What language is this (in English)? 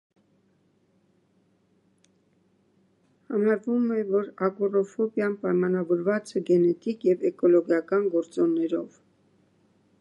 Armenian